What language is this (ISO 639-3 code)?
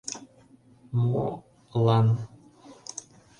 chm